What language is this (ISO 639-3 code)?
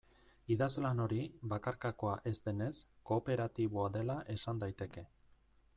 eus